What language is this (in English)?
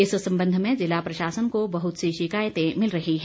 Hindi